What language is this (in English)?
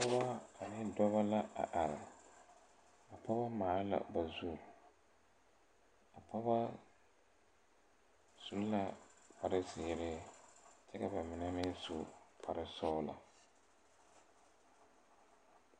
Southern Dagaare